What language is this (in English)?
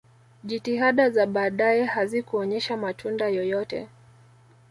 Swahili